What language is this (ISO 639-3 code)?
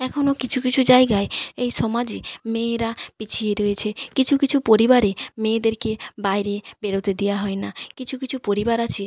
ben